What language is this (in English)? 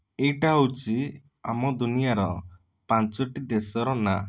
Odia